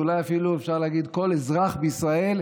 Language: Hebrew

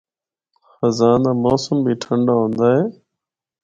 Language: Northern Hindko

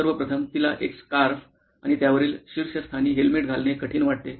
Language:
Marathi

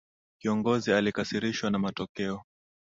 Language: Swahili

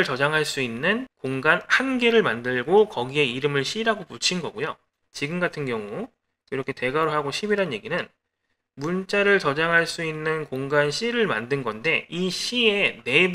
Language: Korean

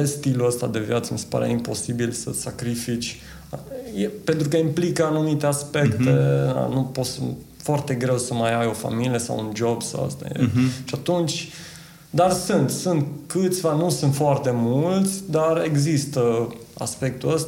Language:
Romanian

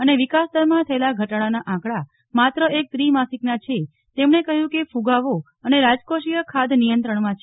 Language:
Gujarati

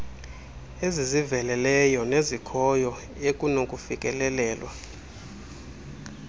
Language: Xhosa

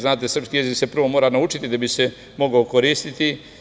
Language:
Serbian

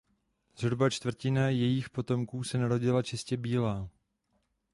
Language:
Czech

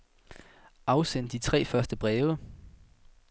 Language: Danish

